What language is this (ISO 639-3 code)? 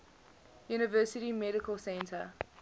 eng